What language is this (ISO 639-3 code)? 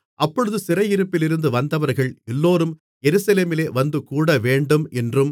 tam